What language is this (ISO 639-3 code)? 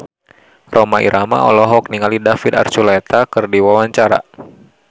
sun